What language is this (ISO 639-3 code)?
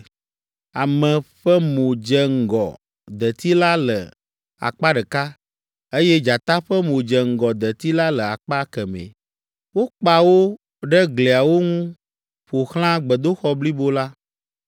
ewe